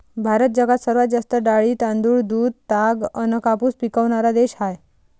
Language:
Marathi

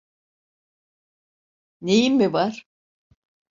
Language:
Turkish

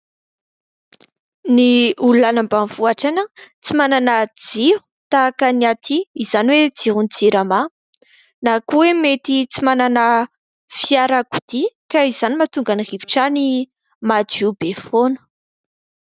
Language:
Malagasy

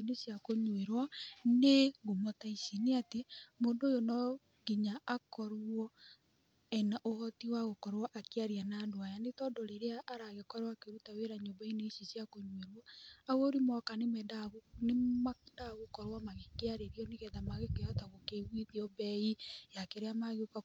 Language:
Kikuyu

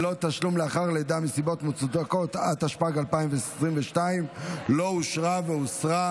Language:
Hebrew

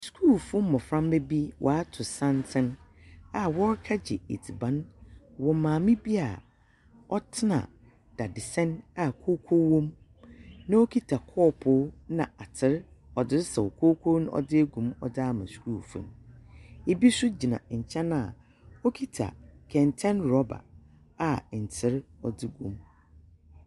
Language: Akan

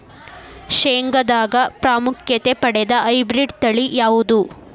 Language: Kannada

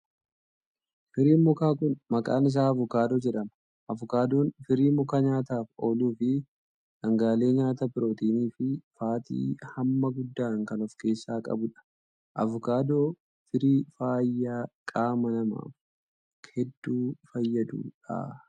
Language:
Oromo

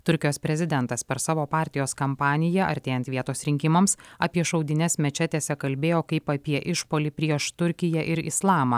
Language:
Lithuanian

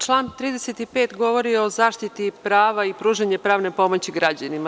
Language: Serbian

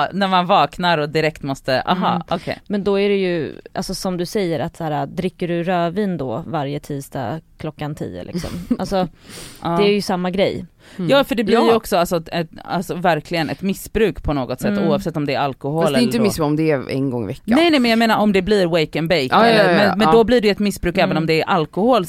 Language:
Swedish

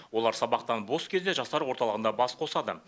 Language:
Kazakh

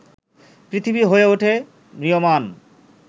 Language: Bangla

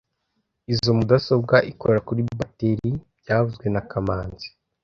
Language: Kinyarwanda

